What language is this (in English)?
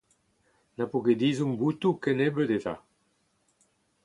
Breton